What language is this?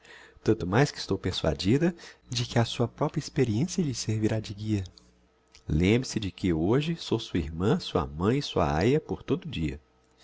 Portuguese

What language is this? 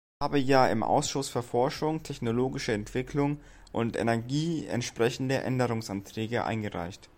German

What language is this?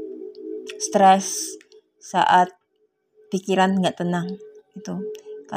Indonesian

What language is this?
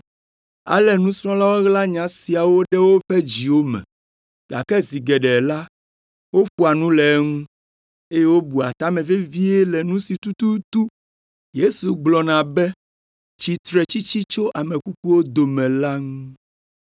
Ewe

